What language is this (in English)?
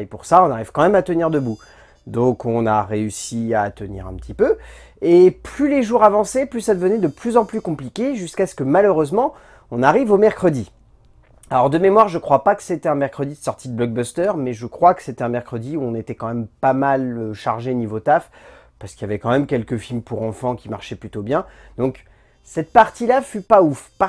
French